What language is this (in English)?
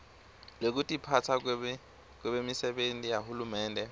Swati